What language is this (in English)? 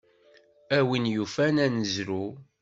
Kabyle